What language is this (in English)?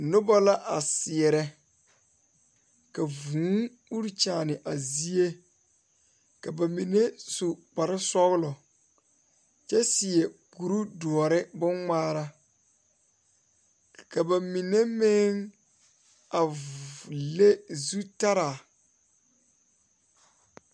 Southern Dagaare